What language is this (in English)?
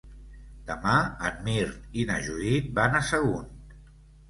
Catalan